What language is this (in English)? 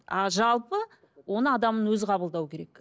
Kazakh